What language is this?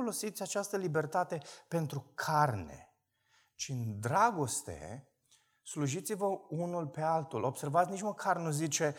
Romanian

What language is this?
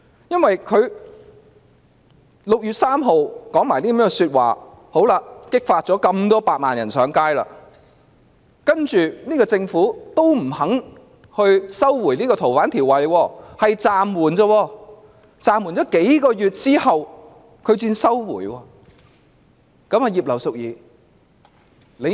Cantonese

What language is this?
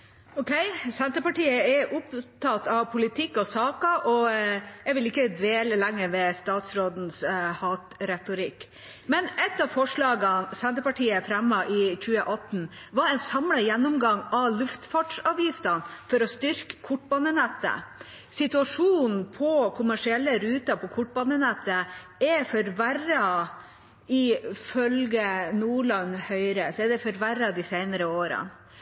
Norwegian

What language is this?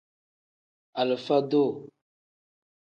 Tem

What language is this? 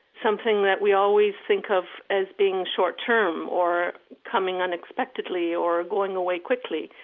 English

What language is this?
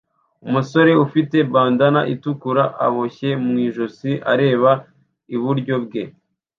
Kinyarwanda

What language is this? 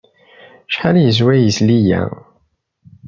Kabyle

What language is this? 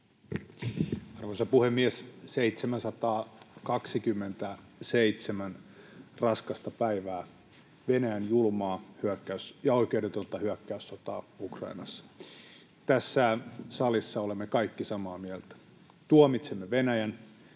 Finnish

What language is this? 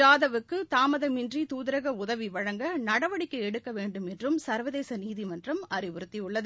Tamil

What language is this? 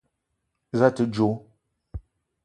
Eton (Cameroon)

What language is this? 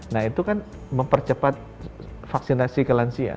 Indonesian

